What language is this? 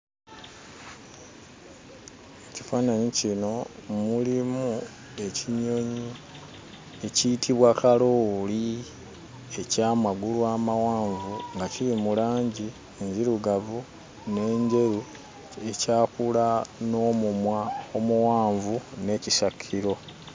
Ganda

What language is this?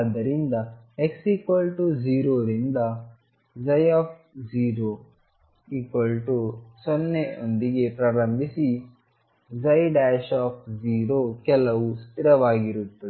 Kannada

